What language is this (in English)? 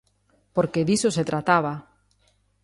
Galician